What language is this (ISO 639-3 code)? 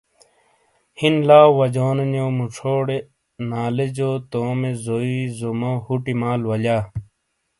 scl